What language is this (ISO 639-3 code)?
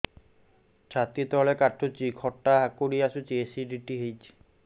ori